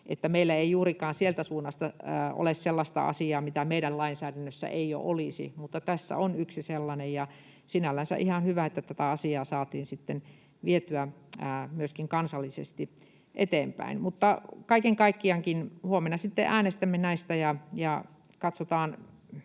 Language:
Finnish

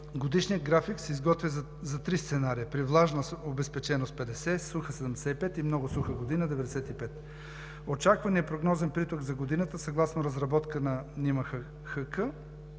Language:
Bulgarian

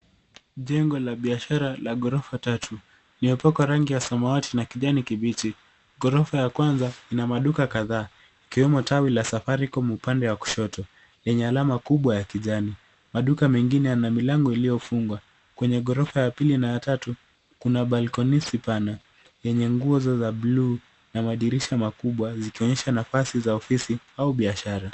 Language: Swahili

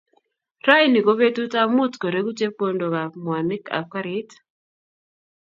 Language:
Kalenjin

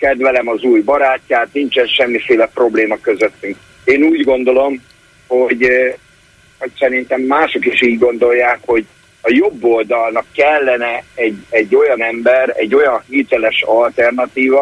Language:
Hungarian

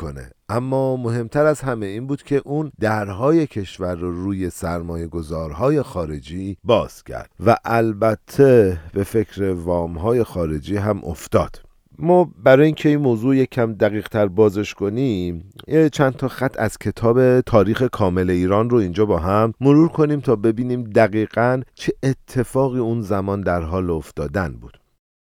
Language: Persian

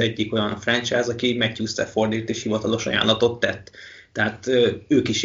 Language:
Hungarian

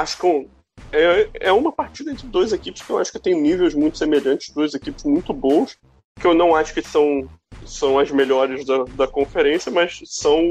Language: Portuguese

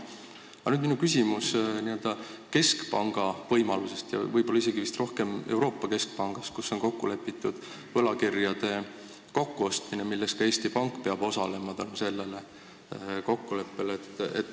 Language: Estonian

